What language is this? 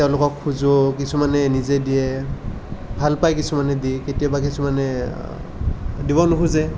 Assamese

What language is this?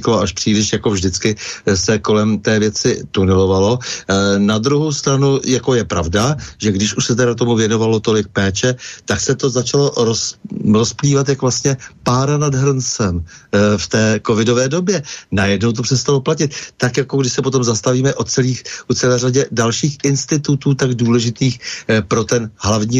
Czech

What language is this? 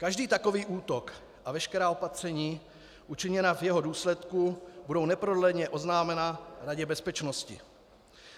Czech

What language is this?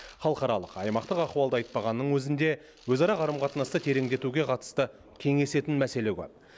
Kazakh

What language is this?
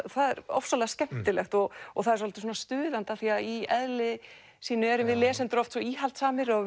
Icelandic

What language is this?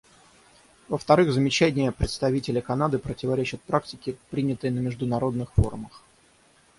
Russian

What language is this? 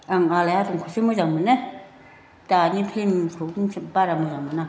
Bodo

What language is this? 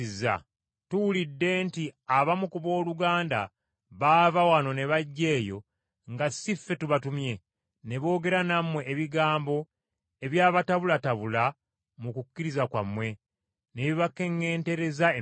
Ganda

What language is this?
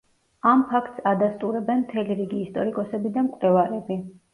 Georgian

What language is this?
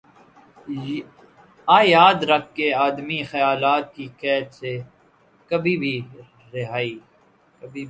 Urdu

